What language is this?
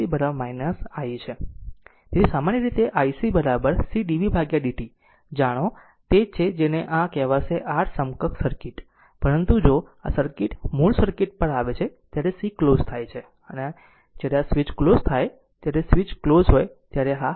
Gujarati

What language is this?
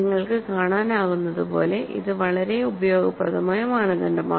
Malayalam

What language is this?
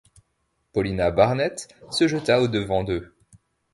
French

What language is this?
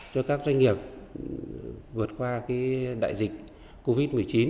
Vietnamese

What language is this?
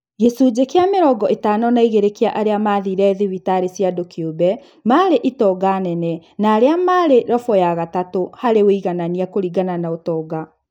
Kikuyu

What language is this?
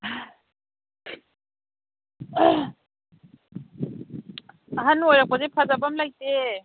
Manipuri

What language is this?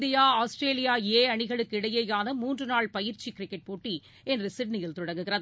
Tamil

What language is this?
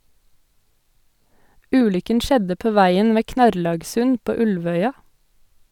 Norwegian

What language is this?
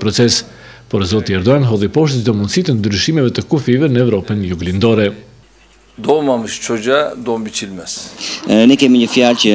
Romanian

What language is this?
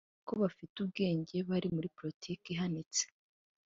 Kinyarwanda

